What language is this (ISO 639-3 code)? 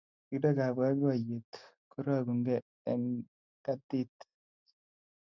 kln